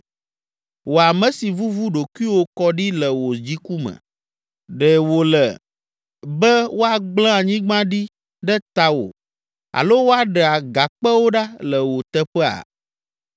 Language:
Ewe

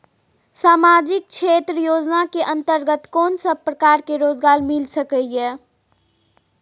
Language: Maithili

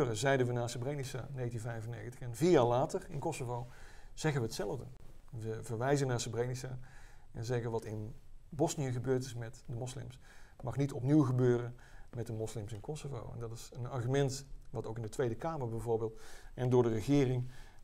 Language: Dutch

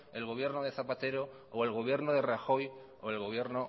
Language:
Spanish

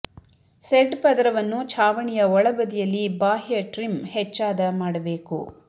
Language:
Kannada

